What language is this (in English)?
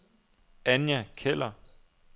Danish